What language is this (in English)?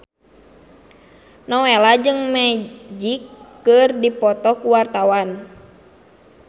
Sundanese